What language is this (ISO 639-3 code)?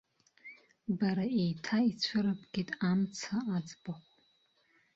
abk